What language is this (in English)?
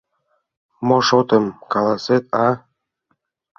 Mari